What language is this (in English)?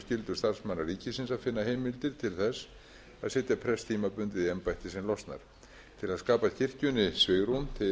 Icelandic